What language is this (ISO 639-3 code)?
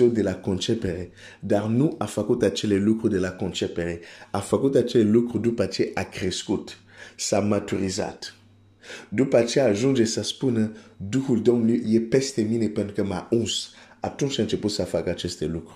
ron